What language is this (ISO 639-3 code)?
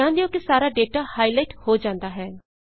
pan